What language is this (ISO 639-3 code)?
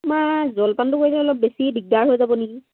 asm